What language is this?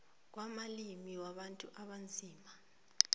South Ndebele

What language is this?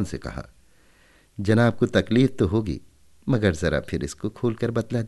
Hindi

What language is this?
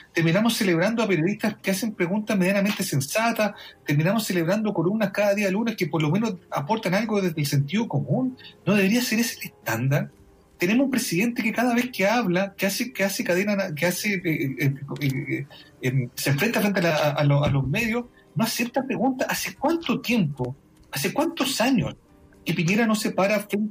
Spanish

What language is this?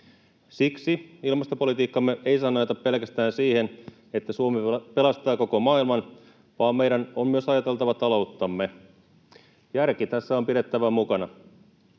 Finnish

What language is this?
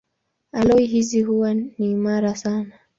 Swahili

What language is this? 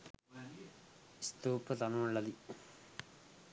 Sinhala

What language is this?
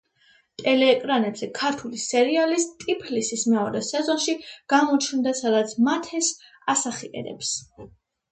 Georgian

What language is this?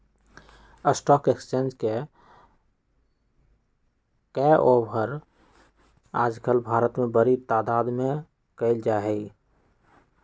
Magahi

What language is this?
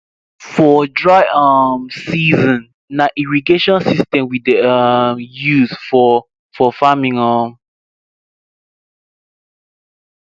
Nigerian Pidgin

